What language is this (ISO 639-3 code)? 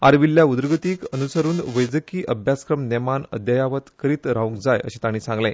kok